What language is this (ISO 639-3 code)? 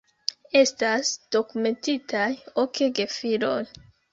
epo